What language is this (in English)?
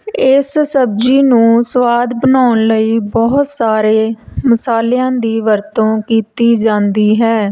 Punjabi